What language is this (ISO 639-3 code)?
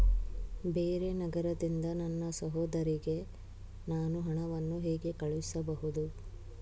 kan